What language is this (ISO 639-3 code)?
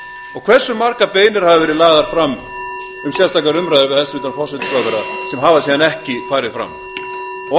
isl